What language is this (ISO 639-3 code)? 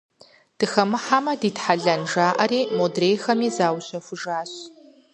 kbd